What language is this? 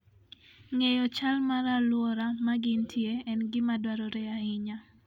Luo (Kenya and Tanzania)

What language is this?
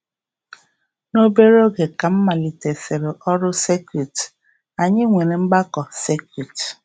Igbo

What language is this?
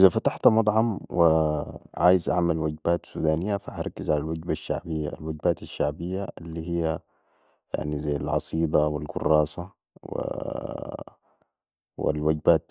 Sudanese Arabic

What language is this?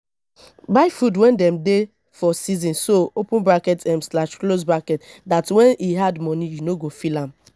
Nigerian Pidgin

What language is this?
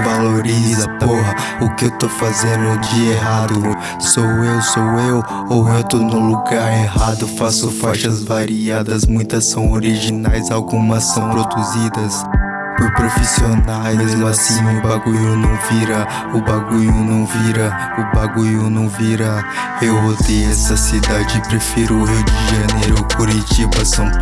Portuguese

